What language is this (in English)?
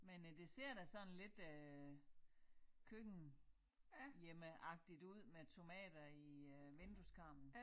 Danish